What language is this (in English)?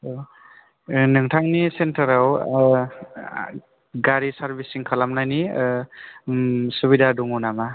Bodo